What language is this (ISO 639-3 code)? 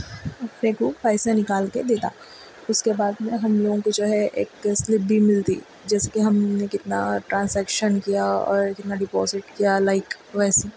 urd